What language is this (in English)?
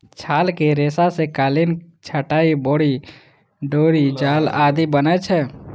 Maithili